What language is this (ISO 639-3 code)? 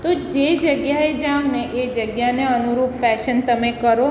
guj